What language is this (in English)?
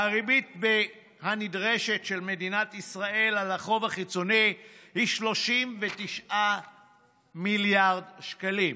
Hebrew